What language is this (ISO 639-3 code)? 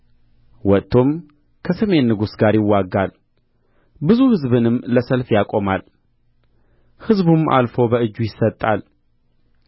amh